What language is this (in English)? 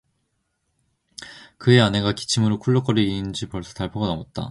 Korean